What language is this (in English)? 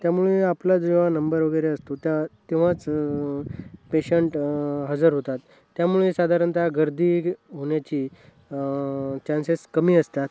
Marathi